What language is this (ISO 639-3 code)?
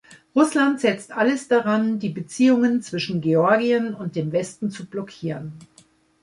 deu